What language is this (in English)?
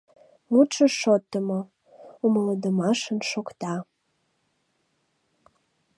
Mari